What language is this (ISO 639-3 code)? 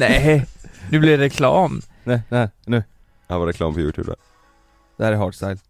swe